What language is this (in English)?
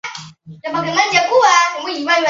Chinese